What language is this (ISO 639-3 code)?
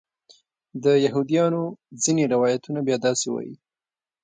pus